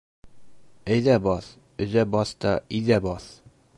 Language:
Bashkir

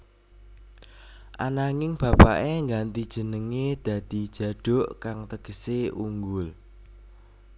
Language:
Javanese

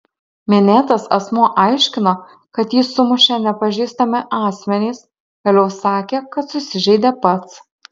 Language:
Lithuanian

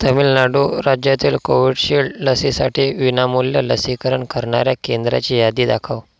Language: Marathi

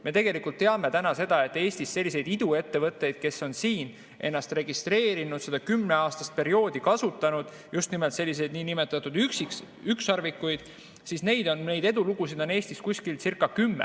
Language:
Estonian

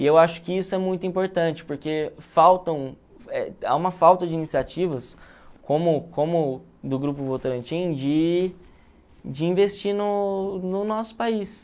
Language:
Portuguese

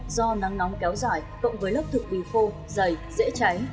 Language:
Vietnamese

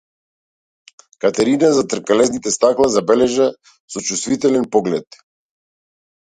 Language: Macedonian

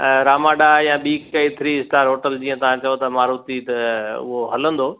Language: Sindhi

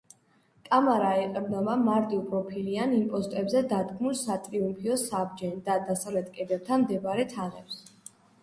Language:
Georgian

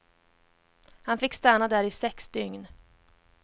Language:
Swedish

